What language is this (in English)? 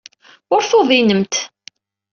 Kabyle